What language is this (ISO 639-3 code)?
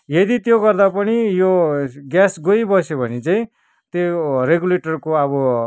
nep